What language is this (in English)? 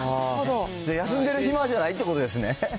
Japanese